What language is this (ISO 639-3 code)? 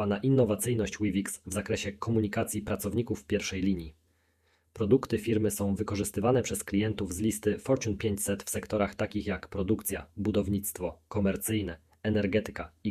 pol